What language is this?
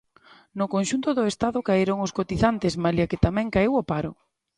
Galician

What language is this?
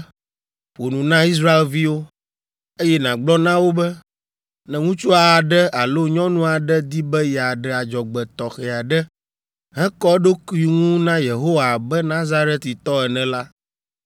Ewe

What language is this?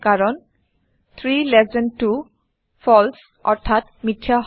Assamese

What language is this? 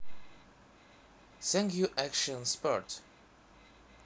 Russian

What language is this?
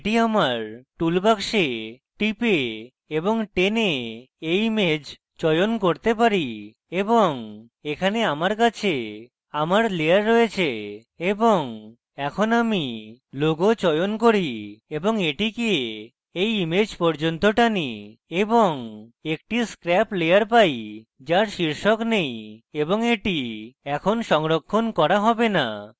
Bangla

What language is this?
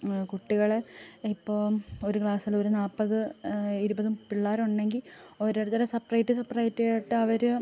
Malayalam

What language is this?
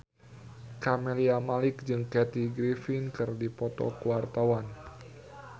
Sundanese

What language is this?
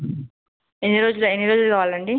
Telugu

